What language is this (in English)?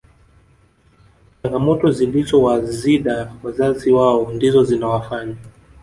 Swahili